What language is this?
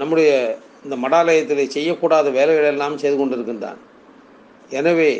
Tamil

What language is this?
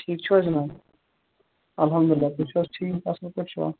Kashmiri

